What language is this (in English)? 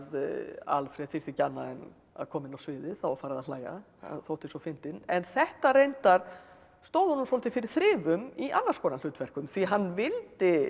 Icelandic